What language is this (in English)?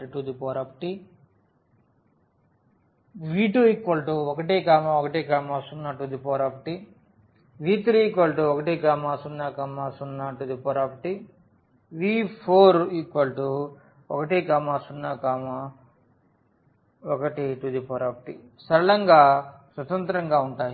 Telugu